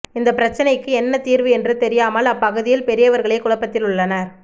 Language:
Tamil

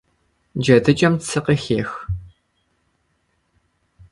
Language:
Kabardian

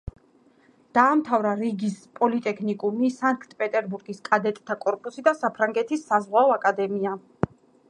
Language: Georgian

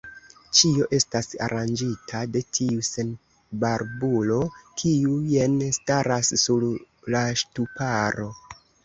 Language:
Esperanto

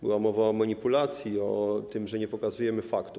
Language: Polish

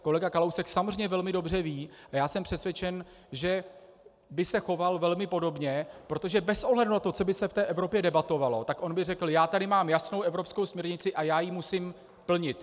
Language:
Czech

